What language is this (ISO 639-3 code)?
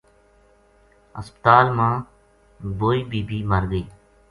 gju